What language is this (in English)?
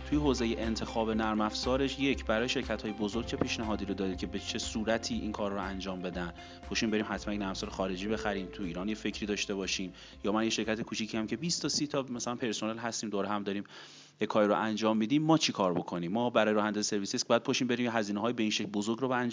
Persian